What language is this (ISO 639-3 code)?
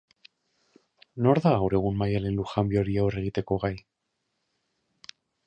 eus